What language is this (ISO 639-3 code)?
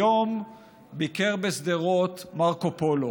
heb